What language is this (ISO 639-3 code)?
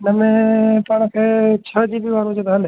snd